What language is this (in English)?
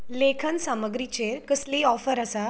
Konkani